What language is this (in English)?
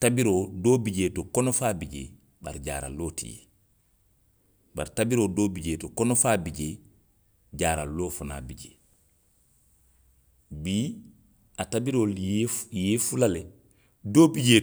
Western Maninkakan